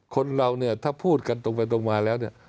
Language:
Thai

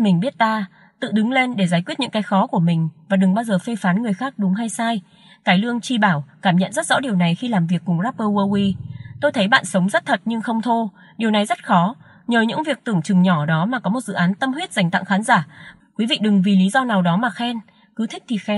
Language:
Vietnamese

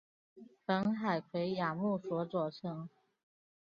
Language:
Chinese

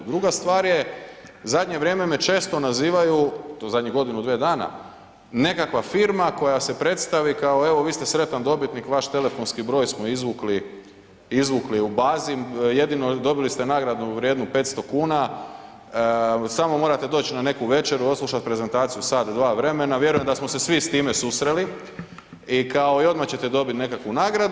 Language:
Croatian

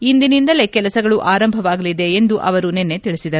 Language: Kannada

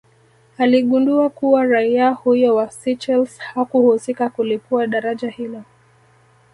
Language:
Swahili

